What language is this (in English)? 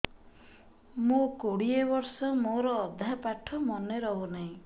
Odia